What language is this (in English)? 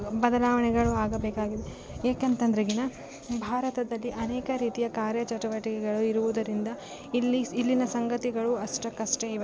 Kannada